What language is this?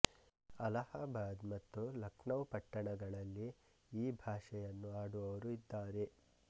Kannada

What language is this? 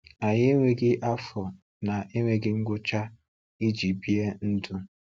Igbo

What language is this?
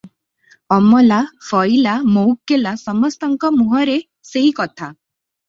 Odia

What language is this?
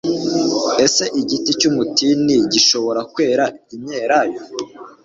Kinyarwanda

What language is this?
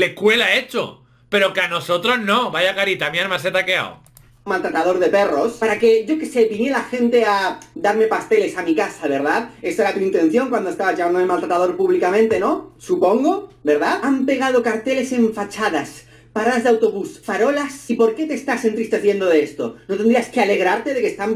Spanish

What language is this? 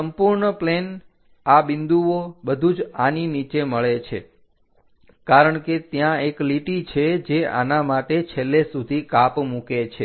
Gujarati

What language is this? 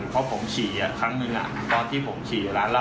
Thai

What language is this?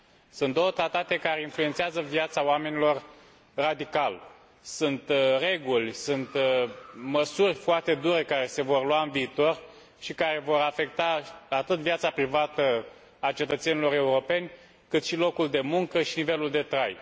Romanian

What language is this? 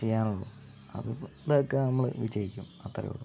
Malayalam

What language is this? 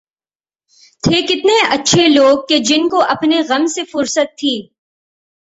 Urdu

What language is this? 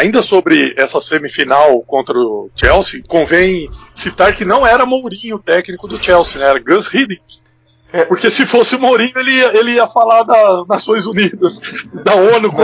Portuguese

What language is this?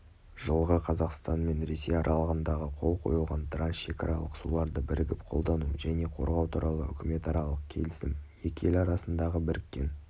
Kazakh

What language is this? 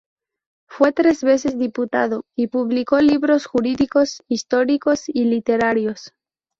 Spanish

